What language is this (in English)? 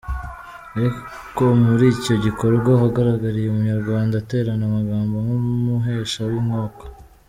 Kinyarwanda